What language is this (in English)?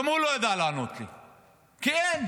Hebrew